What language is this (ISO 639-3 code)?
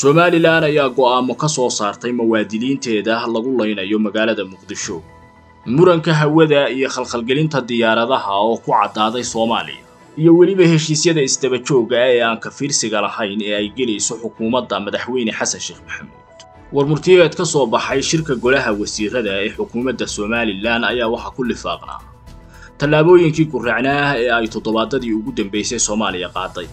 ara